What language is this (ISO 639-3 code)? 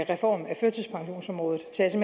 dan